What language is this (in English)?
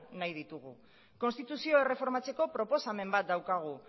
Basque